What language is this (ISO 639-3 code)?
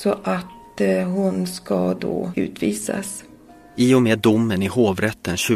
swe